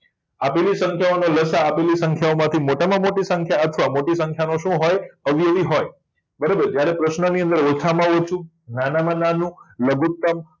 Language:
Gujarati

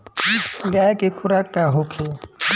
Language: Bhojpuri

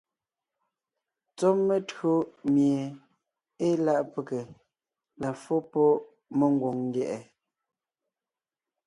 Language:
Ngiemboon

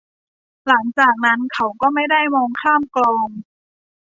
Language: Thai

